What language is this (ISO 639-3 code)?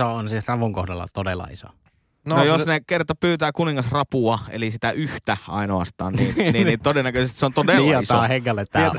fin